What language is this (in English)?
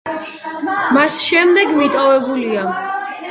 Georgian